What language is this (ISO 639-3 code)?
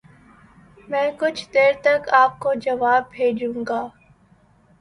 urd